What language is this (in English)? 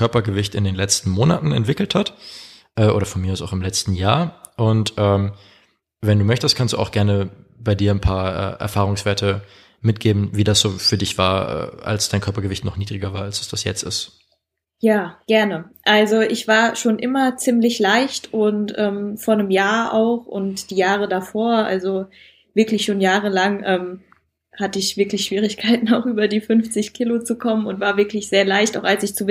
German